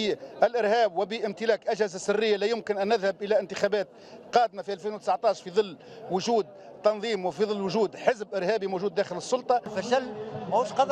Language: Arabic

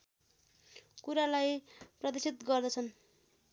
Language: Nepali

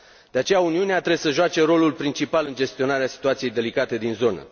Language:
Romanian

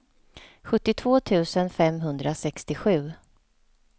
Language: Swedish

